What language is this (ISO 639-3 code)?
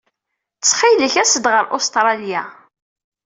kab